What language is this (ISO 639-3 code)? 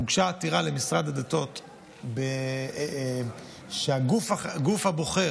heb